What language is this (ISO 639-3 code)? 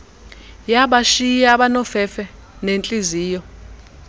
xho